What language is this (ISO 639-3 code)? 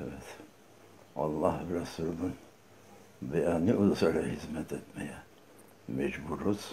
tur